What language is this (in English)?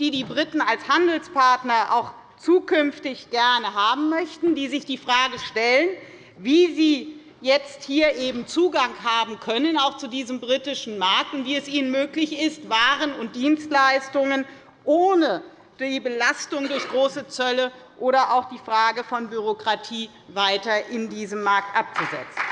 German